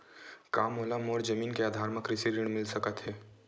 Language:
Chhattisgarhi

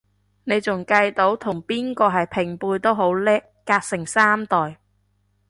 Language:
Cantonese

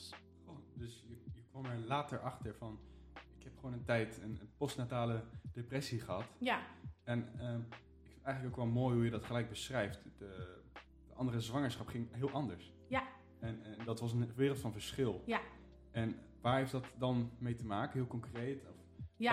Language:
Dutch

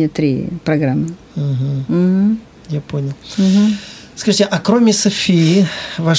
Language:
Russian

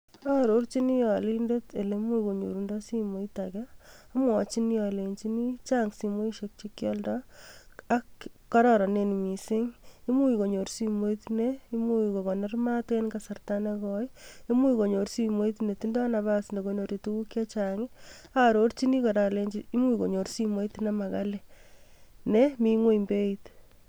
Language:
Kalenjin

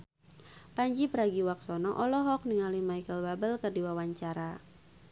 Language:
Sundanese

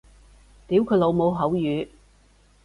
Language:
Cantonese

